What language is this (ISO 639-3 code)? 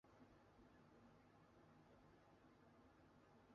zho